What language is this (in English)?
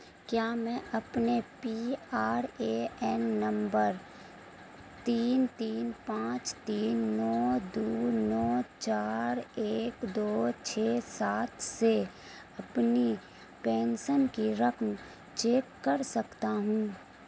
Urdu